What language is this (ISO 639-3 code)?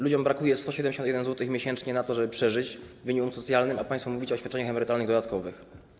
pol